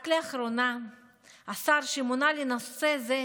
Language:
Hebrew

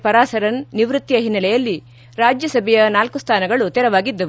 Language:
Kannada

